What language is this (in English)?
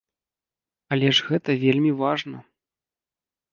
Belarusian